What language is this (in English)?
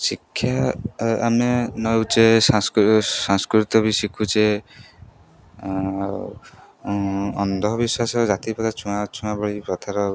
Odia